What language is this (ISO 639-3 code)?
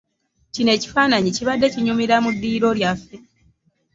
lug